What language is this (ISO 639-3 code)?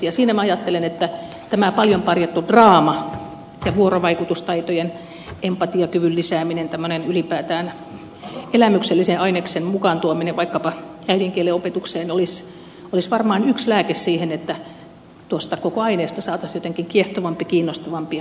fin